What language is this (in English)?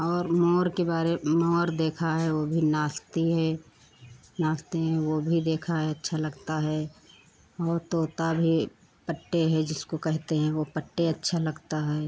Hindi